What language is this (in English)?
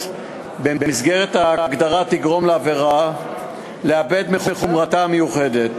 Hebrew